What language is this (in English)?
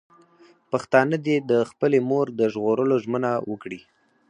Pashto